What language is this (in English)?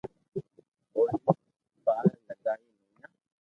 Loarki